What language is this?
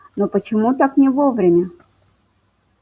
Russian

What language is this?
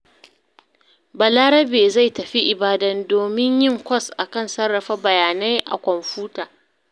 Hausa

